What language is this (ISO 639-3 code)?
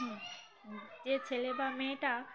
ben